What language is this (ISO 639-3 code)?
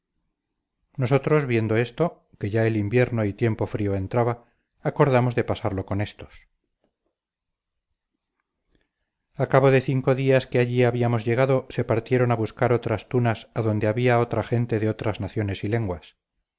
spa